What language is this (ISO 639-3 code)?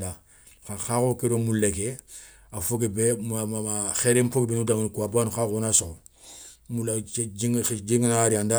snk